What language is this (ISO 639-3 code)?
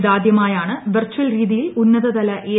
mal